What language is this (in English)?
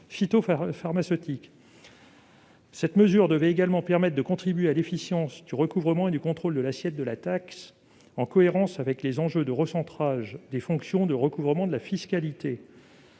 French